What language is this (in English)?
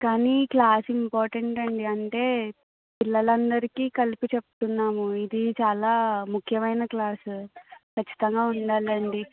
Telugu